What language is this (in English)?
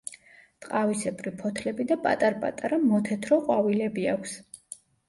Georgian